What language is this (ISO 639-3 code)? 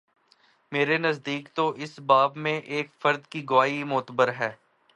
urd